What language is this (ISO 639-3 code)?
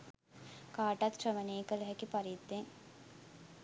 sin